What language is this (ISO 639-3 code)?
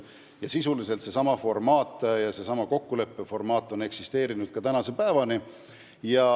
est